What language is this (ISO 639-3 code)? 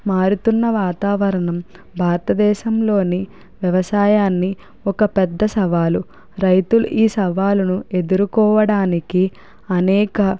tel